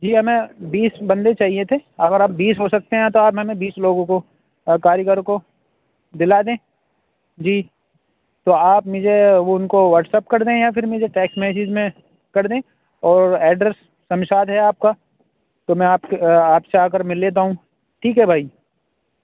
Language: Urdu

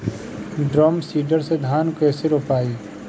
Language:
Bhojpuri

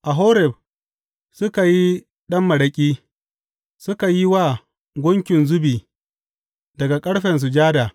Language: Hausa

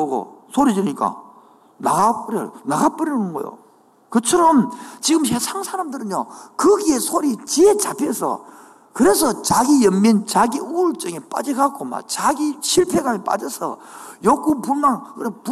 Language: Korean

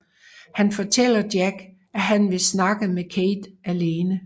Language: Danish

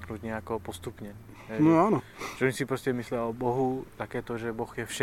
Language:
Slovak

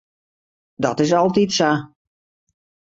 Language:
Western Frisian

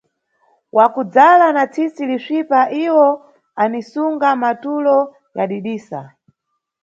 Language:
Nyungwe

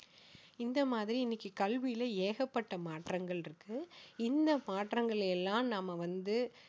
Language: Tamil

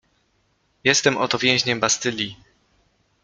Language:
Polish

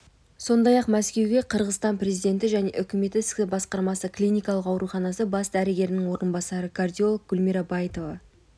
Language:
Kazakh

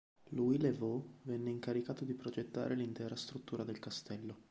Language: Italian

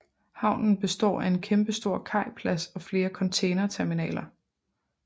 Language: Danish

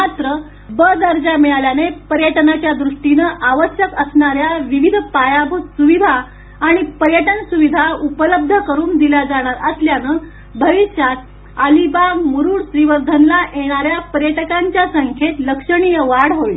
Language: Marathi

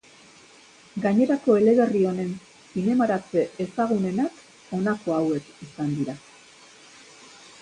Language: Basque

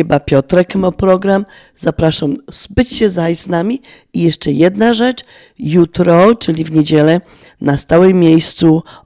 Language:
Polish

